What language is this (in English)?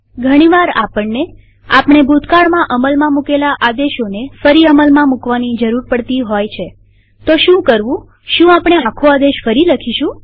Gujarati